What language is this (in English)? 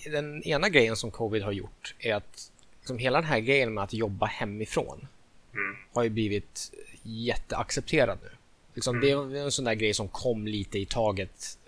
Swedish